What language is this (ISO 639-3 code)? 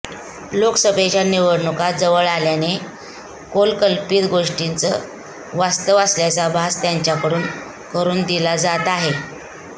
mar